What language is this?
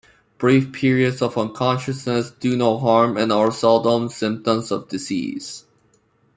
English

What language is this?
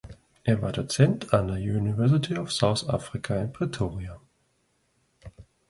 German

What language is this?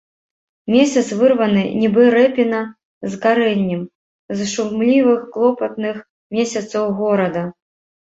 Belarusian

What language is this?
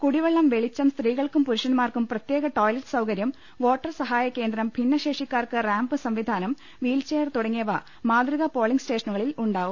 Malayalam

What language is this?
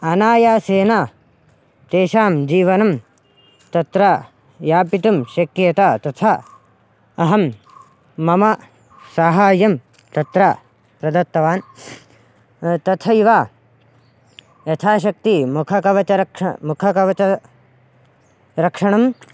Sanskrit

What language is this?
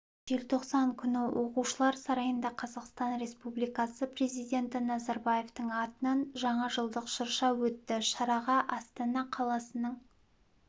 Kazakh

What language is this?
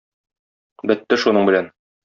Tatar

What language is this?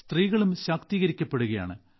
Malayalam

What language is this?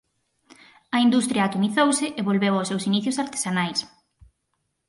Galician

